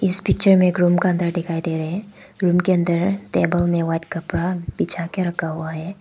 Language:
Hindi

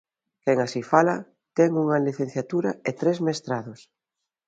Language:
Galician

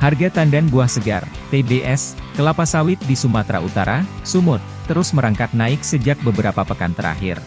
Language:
Indonesian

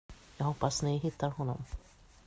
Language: Swedish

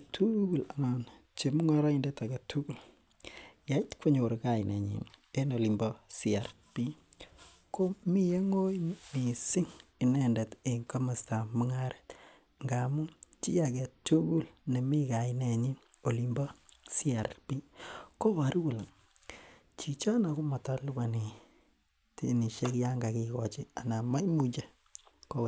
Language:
Kalenjin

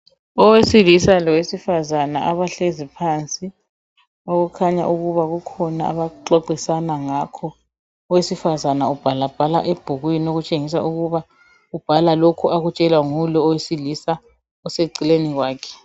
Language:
North Ndebele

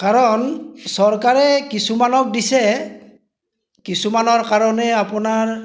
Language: Assamese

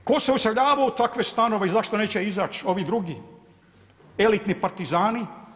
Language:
Croatian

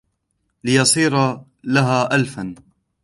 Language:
Arabic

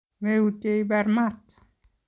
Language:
Kalenjin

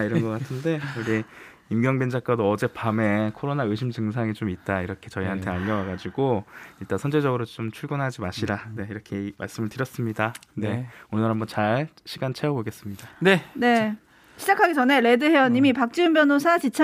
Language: Korean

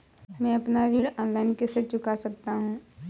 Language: Hindi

